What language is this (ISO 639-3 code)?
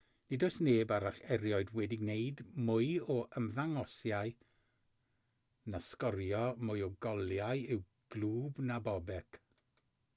cym